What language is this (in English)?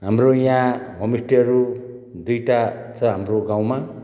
Nepali